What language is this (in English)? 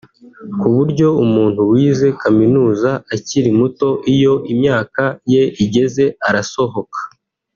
Kinyarwanda